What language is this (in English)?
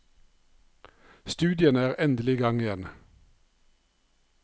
Norwegian